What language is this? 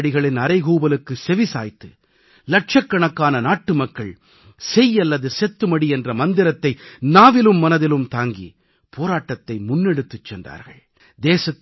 Tamil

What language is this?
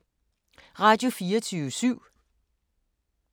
Danish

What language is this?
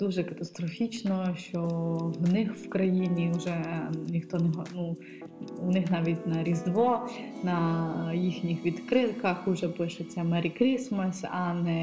Ukrainian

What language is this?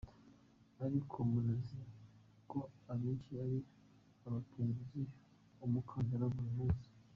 Kinyarwanda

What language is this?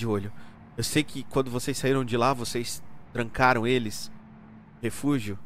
Portuguese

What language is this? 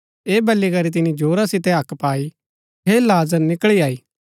Gaddi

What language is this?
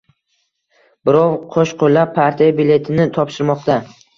Uzbek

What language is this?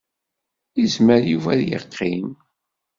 Kabyle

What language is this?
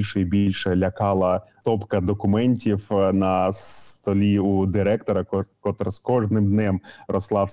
Ukrainian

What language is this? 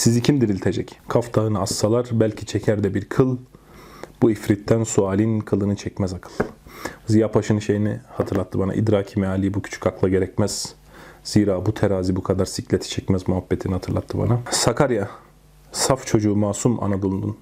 Turkish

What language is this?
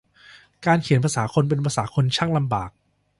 Thai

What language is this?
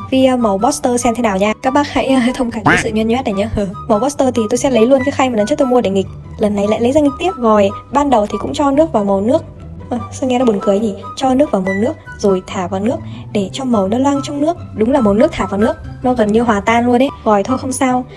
Vietnamese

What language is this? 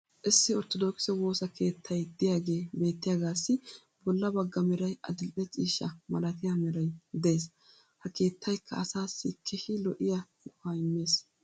Wolaytta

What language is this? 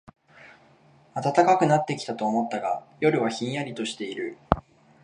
Japanese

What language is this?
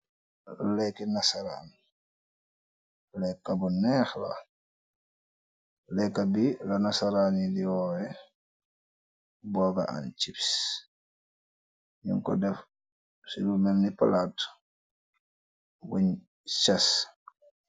Wolof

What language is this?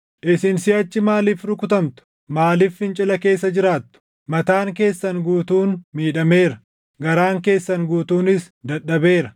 Oromo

